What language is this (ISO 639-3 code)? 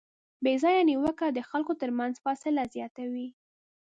pus